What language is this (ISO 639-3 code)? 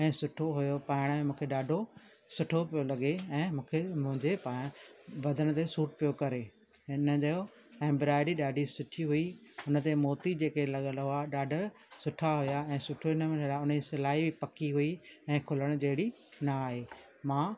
snd